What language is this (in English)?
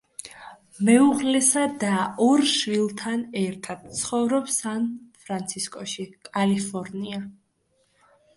Georgian